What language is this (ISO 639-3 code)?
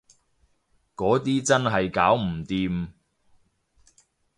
yue